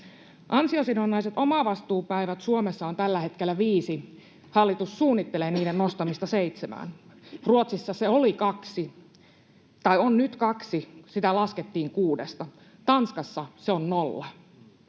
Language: Finnish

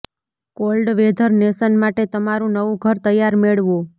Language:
Gujarati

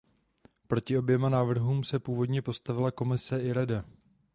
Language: Czech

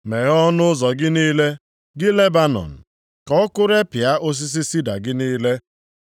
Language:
Igbo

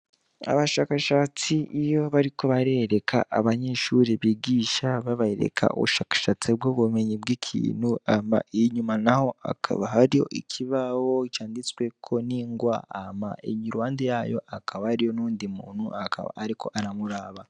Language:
Rundi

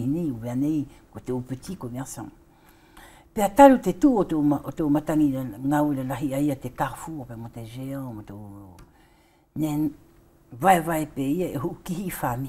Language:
French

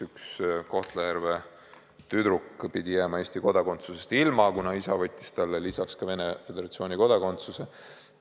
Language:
Estonian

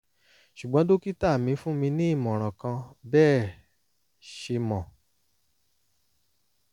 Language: Yoruba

